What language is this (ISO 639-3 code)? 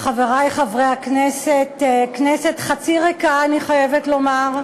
heb